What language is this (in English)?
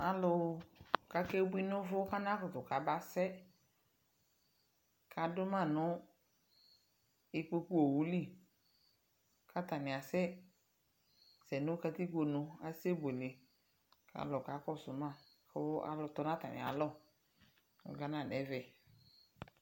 Ikposo